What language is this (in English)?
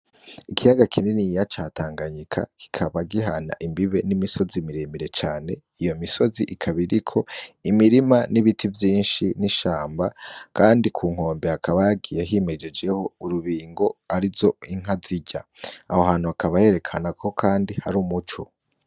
Rundi